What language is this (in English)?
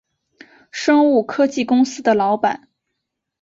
Chinese